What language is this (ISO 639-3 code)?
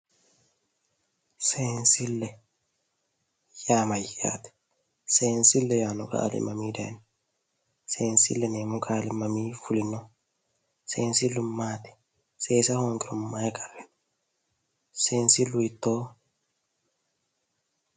sid